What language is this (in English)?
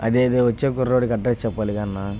Telugu